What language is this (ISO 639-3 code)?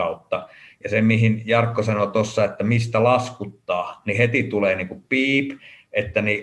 fin